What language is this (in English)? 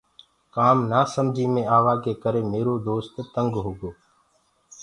Gurgula